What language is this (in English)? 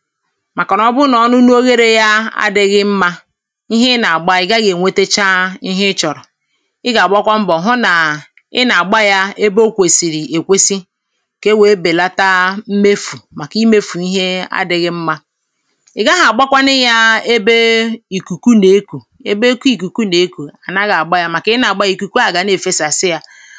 Igbo